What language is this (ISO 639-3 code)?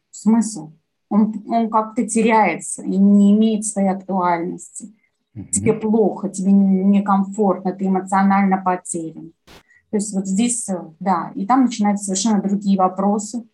rus